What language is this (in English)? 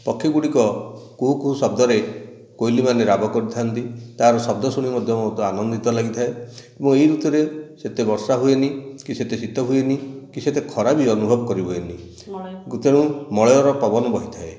Odia